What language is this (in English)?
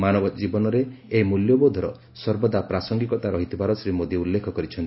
Odia